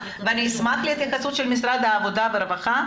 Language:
Hebrew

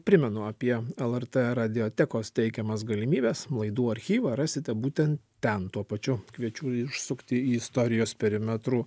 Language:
Lithuanian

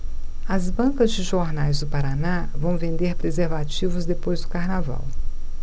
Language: Portuguese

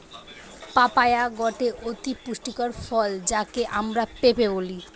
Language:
Bangla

